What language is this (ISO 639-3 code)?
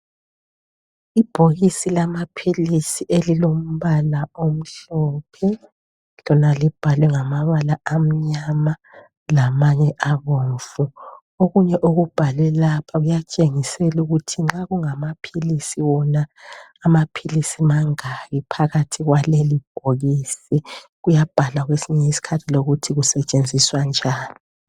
nde